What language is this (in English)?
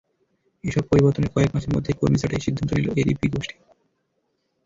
Bangla